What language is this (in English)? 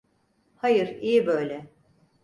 Turkish